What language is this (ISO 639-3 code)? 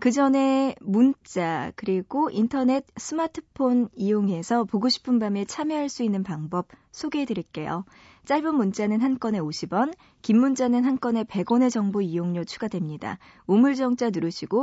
kor